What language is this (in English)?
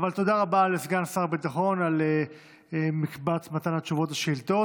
Hebrew